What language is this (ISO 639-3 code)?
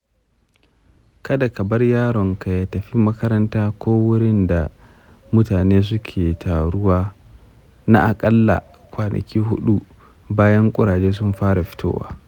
hau